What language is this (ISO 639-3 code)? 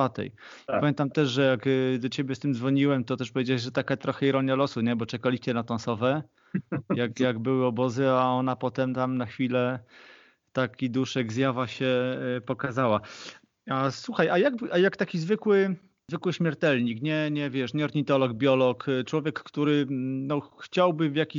pol